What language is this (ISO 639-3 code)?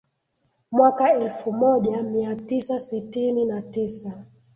swa